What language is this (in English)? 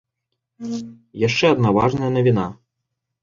Belarusian